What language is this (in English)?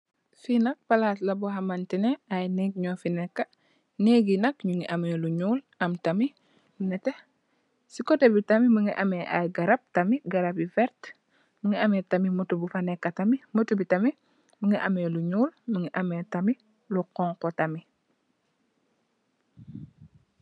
Wolof